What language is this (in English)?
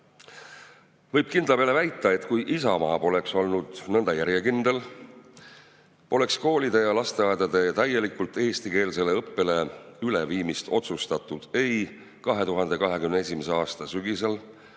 Estonian